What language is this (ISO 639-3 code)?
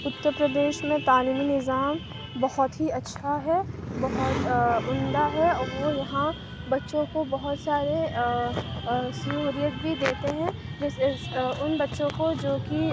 urd